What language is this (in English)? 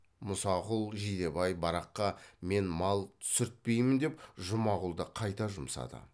Kazakh